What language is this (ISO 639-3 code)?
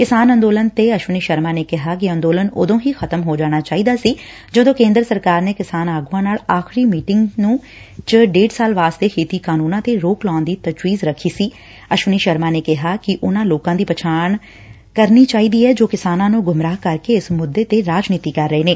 pan